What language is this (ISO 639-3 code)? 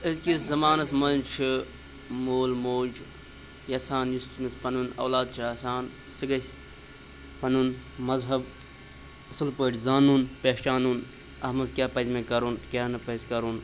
kas